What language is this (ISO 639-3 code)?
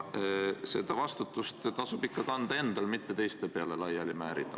est